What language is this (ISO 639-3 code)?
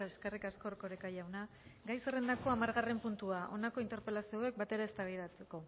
eus